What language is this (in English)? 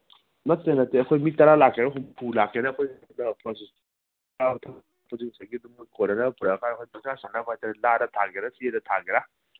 Manipuri